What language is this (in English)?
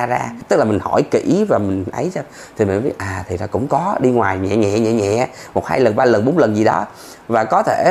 Vietnamese